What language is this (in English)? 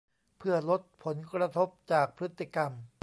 Thai